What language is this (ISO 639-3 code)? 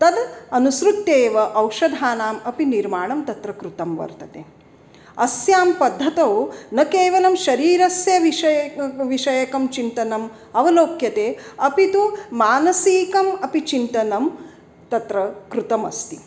san